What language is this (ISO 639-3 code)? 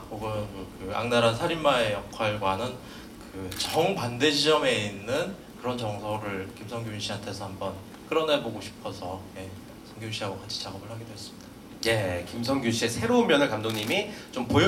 kor